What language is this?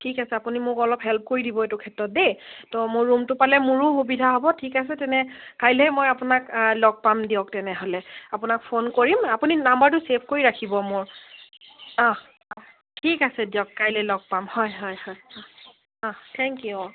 Assamese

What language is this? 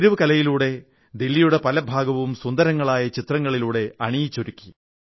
Malayalam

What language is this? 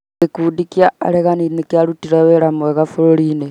Kikuyu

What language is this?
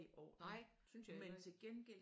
Danish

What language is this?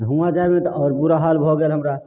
Maithili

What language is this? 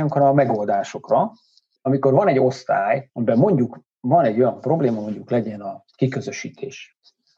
Hungarian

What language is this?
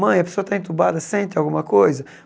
Portuguese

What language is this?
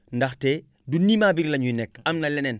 Wolof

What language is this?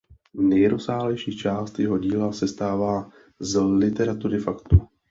Czech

